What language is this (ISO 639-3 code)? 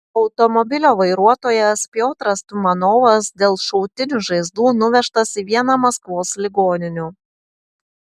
lit